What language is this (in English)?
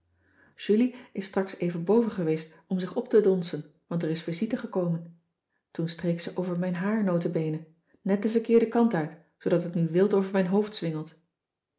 Dutch